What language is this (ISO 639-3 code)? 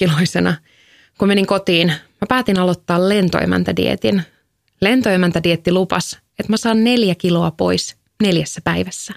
fin